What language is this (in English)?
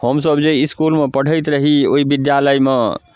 Maithili